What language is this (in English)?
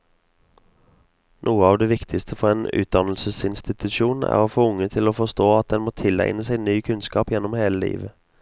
Norwegian